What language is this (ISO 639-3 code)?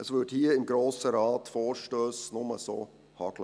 gsw